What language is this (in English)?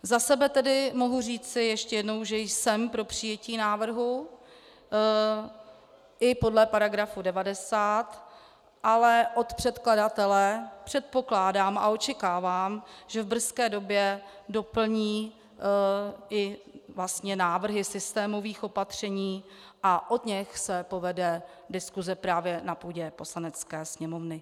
Czech